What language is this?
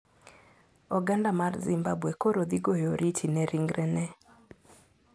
Luo (Kenya and Tanzania)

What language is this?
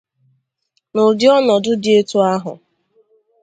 Igbo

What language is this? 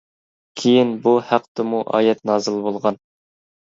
Uyghur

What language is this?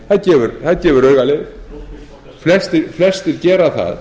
Icelandic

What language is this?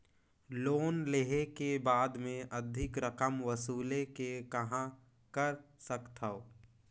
Chhattisgarhi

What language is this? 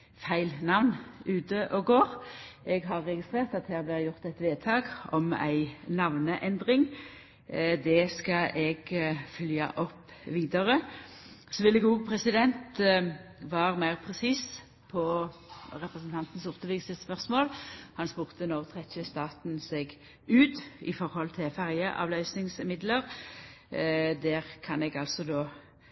Norwegian Nynorsk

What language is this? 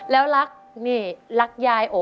Thai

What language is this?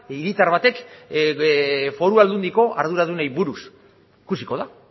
Basque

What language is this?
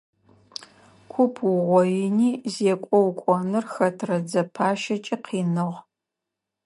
Adyghe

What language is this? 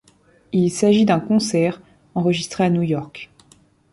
French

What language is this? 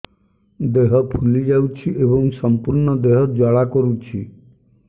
Odia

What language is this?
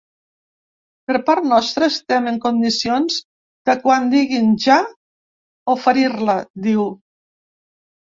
Catalan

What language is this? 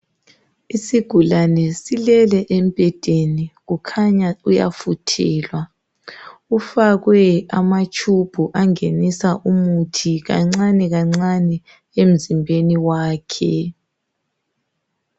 North Ndebele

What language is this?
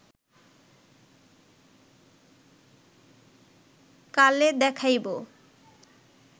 Bangla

